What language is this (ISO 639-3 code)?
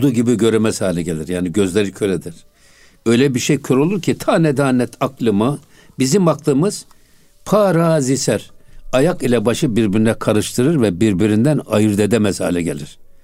tur